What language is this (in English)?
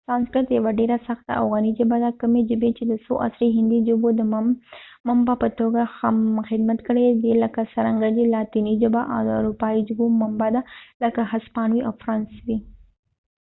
Pashto